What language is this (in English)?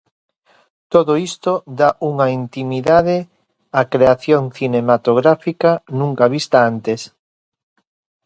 Galician